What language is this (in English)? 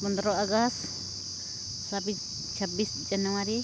Santali